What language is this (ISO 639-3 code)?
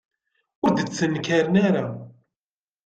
kab